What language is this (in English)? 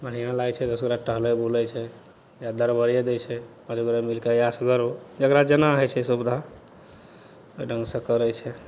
Maithili